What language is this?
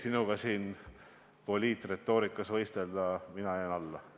Estonian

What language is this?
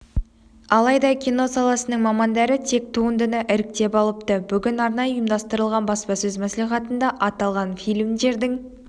Kazakh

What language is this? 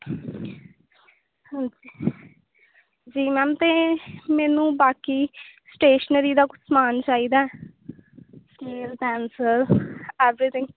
Punjabi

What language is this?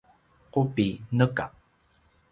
Paiwan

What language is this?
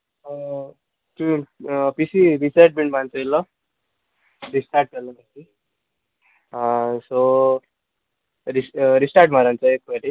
Konkani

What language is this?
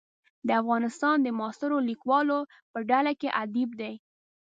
Pashto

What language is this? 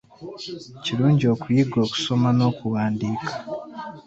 Ganda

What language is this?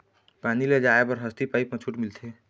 Chhattisgarhi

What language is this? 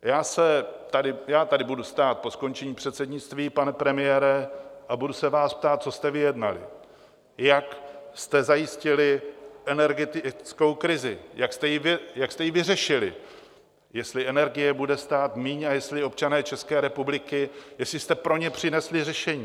Czech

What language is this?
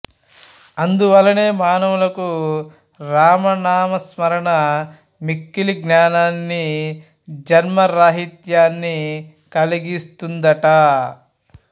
Telugu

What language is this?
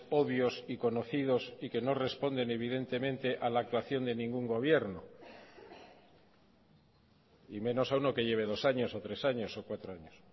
Spanish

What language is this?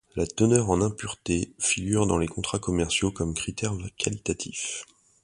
French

